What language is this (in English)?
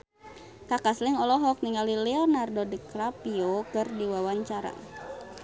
Sundanese